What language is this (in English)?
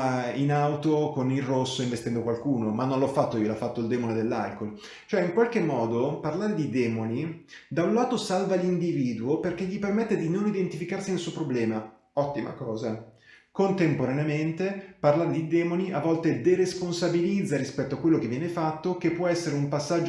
Italian